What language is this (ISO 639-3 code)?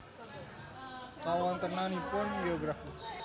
jav